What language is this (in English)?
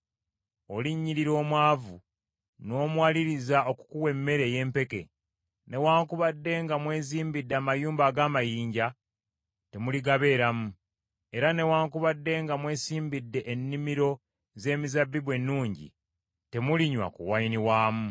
Ganda